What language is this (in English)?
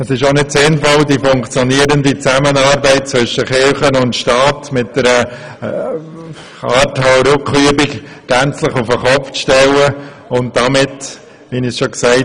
Swiss German